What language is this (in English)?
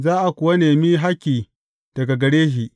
Hausa